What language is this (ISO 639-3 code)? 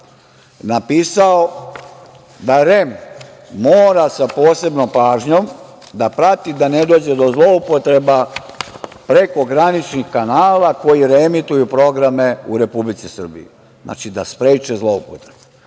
srp